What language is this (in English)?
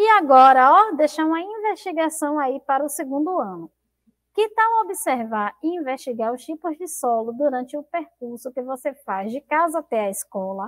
Portuguese